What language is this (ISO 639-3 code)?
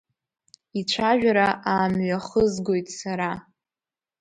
abk